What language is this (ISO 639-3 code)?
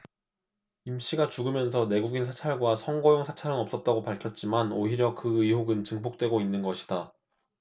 kor